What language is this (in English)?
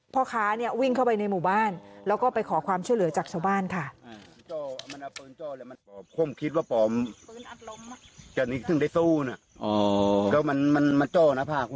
Thai